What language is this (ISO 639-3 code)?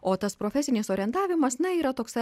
lit